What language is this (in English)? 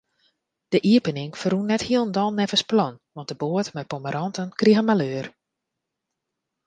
Western Frisian